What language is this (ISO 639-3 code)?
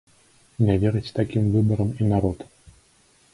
bel